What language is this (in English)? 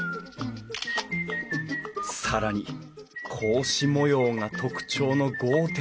Japanese